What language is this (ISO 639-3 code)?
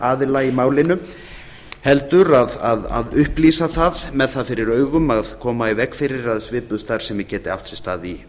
isl